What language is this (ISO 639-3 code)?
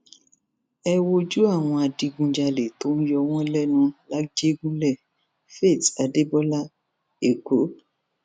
yor